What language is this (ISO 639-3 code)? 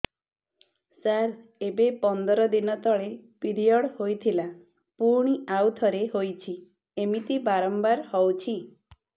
ori